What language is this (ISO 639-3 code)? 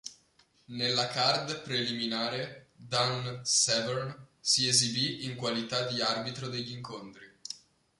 ita